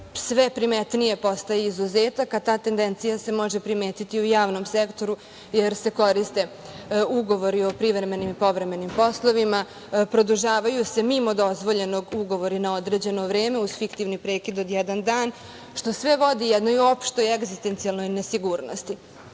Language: Serbian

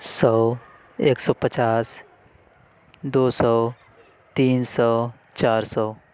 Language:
Urdu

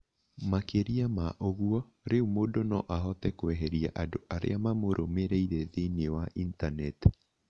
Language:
Kikuyu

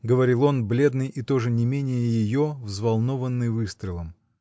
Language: Russian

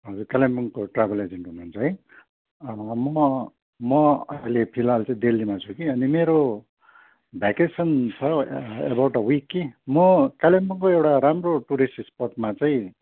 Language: Nepali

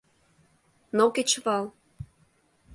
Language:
Mari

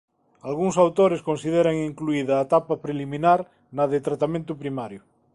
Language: Galician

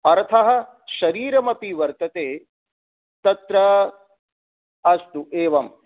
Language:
Sanskrit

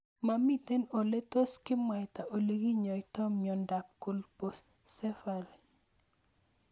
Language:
Kalenjin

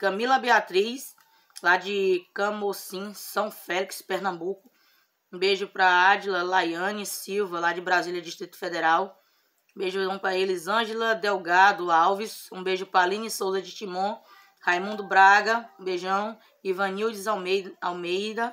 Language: Portuguese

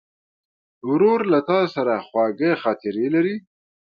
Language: Pashto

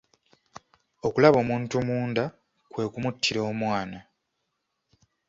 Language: Ganda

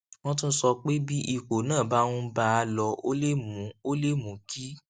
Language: Yoruba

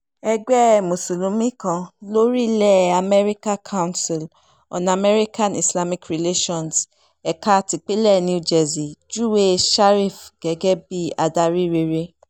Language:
Yoruba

